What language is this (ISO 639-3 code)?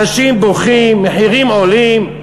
heb